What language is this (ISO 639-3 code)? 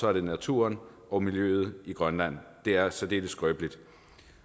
dan